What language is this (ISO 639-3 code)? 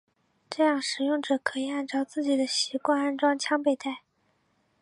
zho